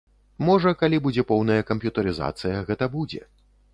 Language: Belarusian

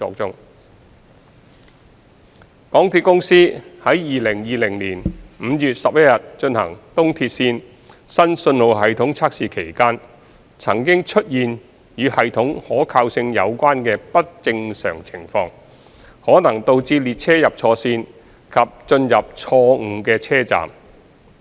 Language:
Cantonese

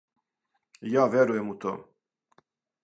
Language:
Serbian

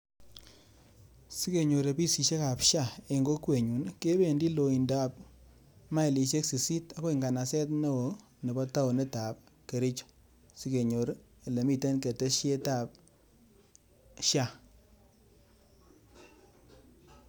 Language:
Kalenjin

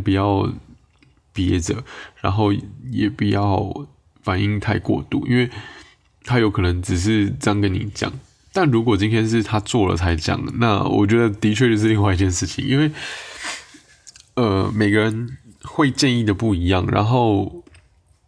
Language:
Chinese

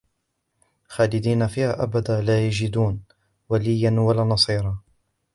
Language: Arabic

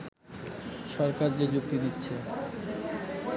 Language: Bangla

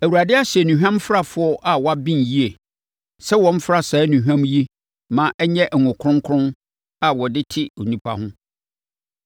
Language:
Akan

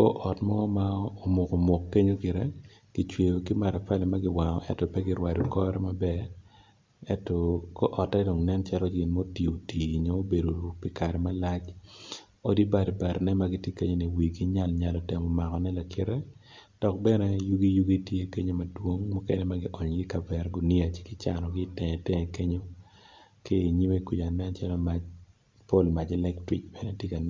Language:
Acoli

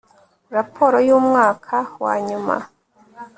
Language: Kinyarwanda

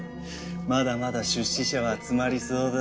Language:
Japanese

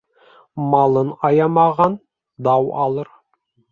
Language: Bashkir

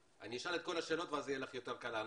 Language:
Hebrew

